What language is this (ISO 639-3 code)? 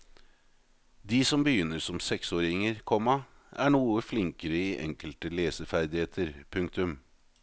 nor